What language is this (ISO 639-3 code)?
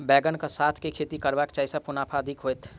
mai